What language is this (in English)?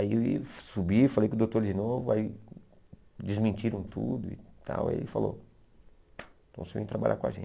Portuguese